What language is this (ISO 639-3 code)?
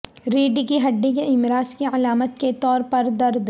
urd